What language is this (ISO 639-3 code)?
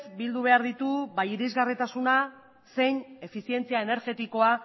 eus